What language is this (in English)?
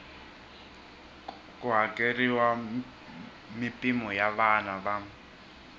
Tsonga